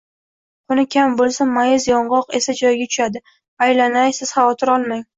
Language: Uzbek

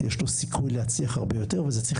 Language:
Hebrew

